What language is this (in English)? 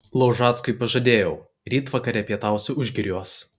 Lithuanian